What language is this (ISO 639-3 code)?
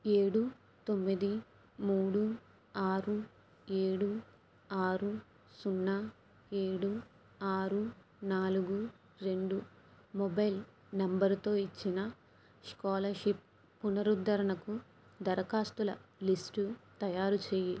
tel